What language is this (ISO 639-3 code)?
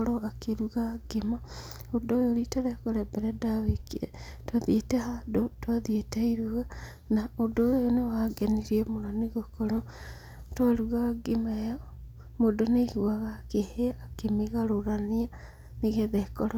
kik